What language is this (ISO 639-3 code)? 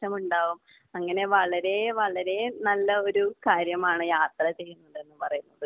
mal